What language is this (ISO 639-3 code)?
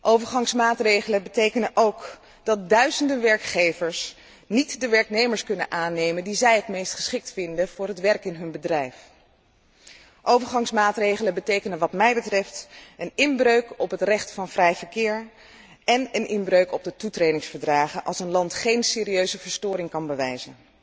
nld